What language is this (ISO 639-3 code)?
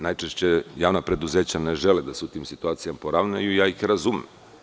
srp